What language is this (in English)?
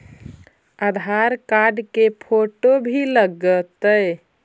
Magahi